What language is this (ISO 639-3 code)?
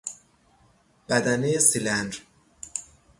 fas